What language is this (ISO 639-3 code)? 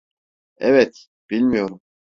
tur